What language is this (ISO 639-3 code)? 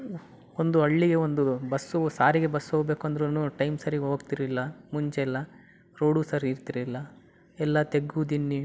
kan